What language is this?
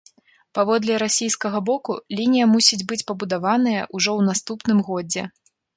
Belarusian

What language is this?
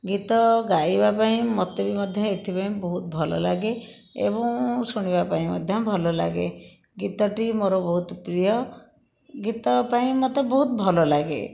Odia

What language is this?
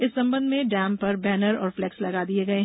Hindi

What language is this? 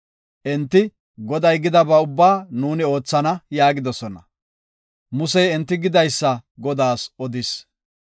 Gofa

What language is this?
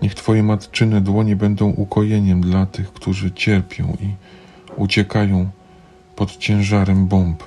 Polish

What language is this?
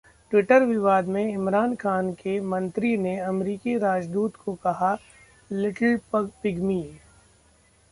Hindi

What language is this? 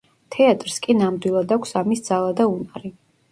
Georgian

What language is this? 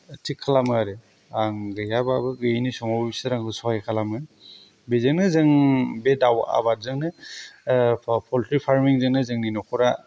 Bodo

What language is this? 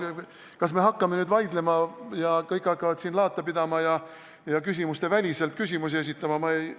Estonian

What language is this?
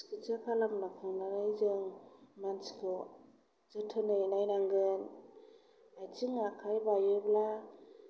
Bodo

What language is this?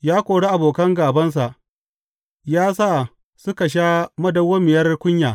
Hausa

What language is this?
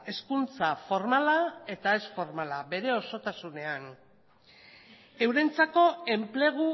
Basque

